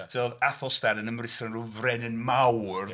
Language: Welsh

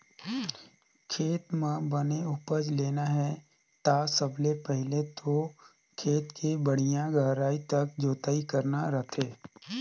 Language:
Chhattisgarhi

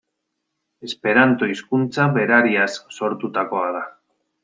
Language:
Basque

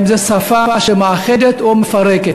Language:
Hebrew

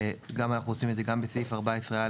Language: Hebrew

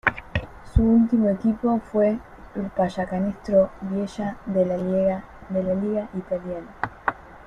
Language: Spanish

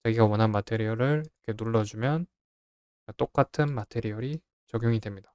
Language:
Korean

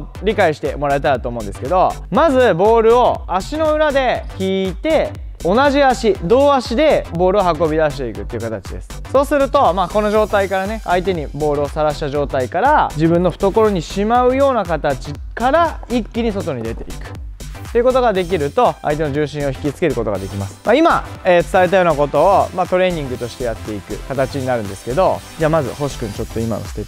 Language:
Japanese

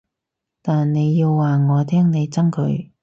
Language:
Cantonese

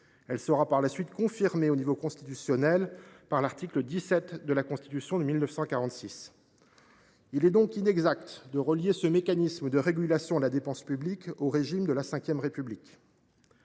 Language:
French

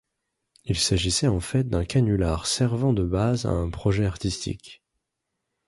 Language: French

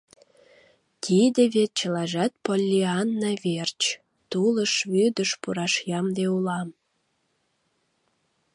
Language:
Mari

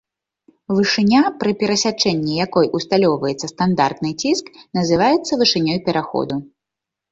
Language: Belarusian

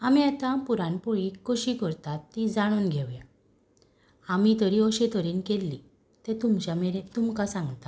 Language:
Konkani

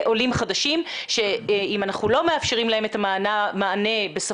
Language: Hebrew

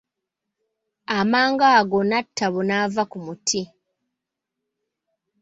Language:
Ganda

